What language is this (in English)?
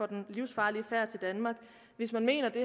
Danish